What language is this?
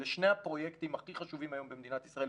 Hebrew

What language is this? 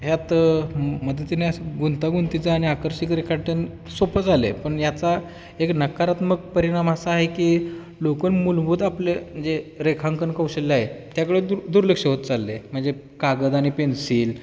Marathi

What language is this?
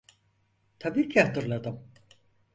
Turkish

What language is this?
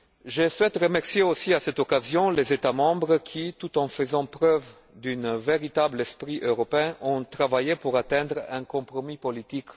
French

